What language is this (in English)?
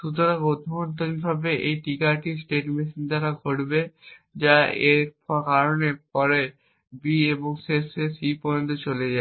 Bangla